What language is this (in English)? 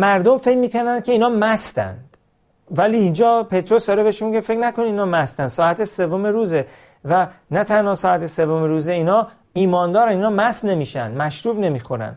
Persian